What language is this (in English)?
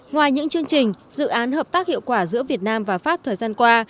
Vietnamese